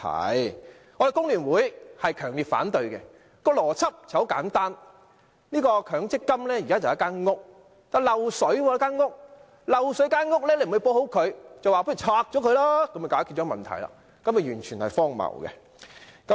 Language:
Cantonese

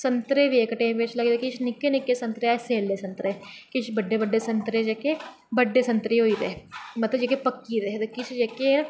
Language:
Dogri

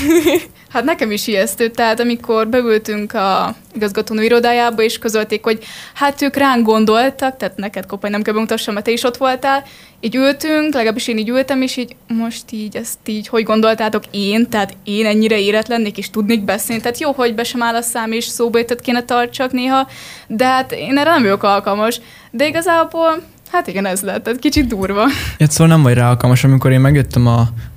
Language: Hungarian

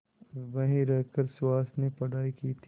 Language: Hindi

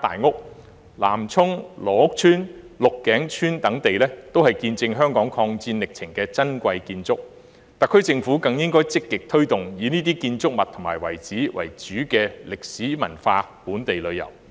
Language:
Cantonese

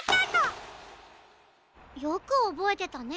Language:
Japanese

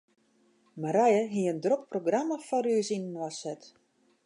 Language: Western Frisian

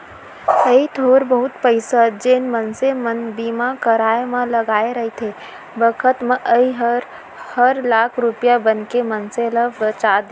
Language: Chhattisgarhi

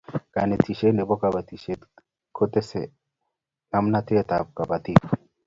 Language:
Kalenjin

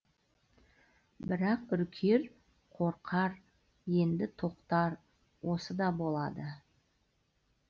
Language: Kazakh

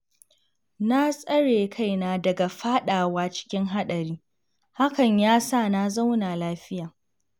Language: Hausa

